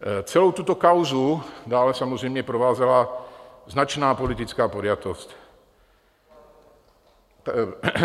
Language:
Czech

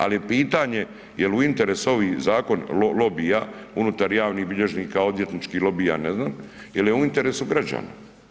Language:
Croatian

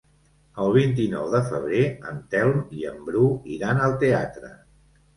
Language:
Catalan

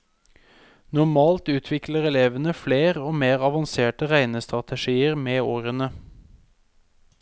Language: Norwegian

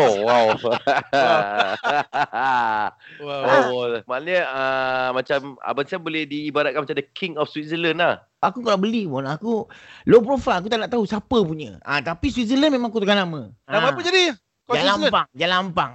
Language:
Malay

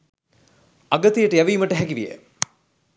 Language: Sinhala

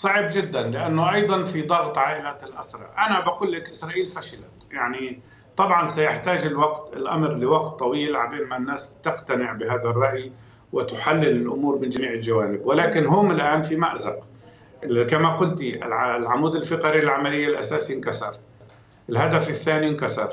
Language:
Arabic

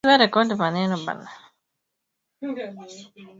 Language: Swahili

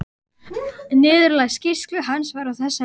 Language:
Icelandic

